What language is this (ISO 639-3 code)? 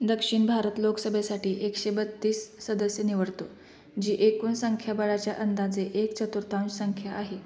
mar